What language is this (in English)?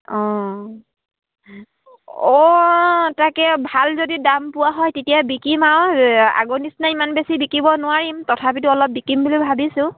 Assamese